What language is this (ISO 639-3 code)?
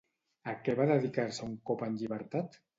cat